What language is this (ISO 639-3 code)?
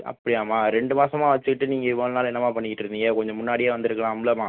tam